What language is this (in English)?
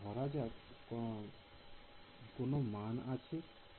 Bangla